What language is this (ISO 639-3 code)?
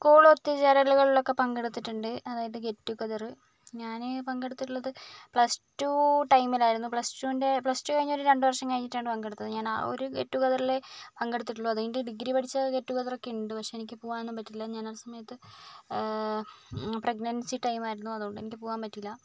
mal